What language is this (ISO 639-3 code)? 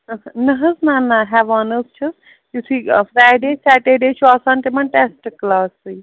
kas